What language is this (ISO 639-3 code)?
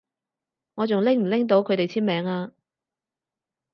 yue